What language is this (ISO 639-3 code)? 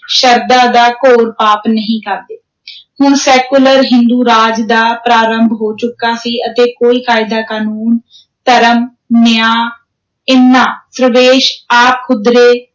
pan